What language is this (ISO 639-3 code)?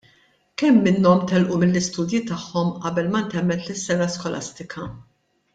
mlt